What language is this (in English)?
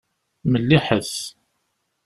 Kabyle